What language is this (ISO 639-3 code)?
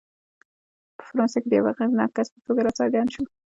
pus